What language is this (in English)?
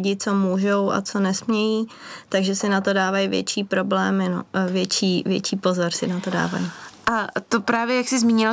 Czech